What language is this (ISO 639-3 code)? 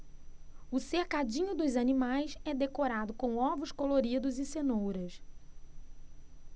por